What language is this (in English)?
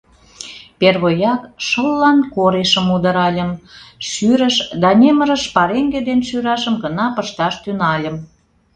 Mari